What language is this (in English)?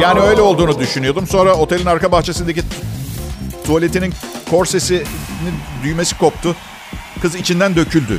Turkish